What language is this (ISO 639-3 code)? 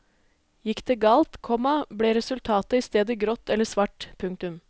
nor